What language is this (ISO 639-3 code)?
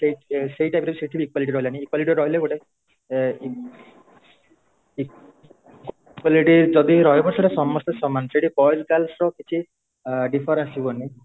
ori